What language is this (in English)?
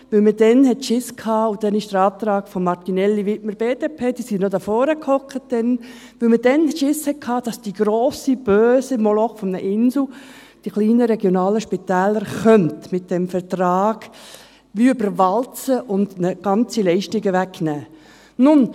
Swiss German